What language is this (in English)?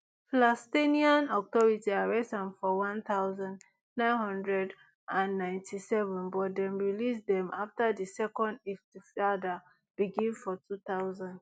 Nigerian Pidgin